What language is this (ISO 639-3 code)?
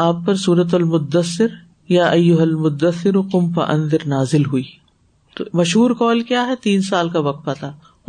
urd